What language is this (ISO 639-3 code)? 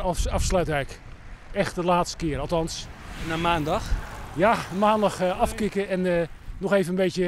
nld